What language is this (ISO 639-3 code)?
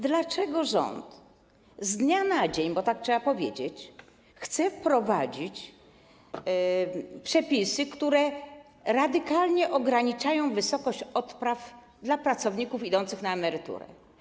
pol